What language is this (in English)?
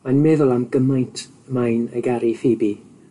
Welsh